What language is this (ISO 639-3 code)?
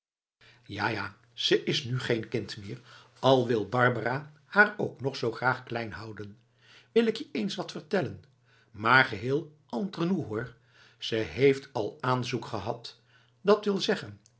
nld